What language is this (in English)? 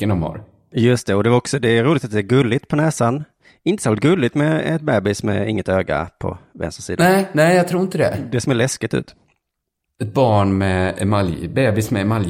Swedish